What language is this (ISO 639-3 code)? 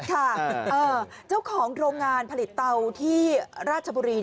tha